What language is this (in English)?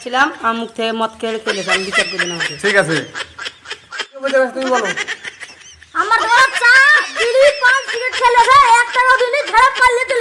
Bangla